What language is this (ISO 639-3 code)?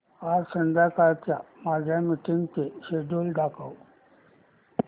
mar